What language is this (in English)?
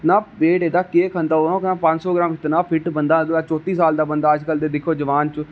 Dogri